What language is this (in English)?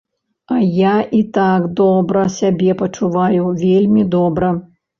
Belarusian